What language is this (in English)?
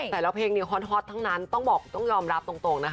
Thai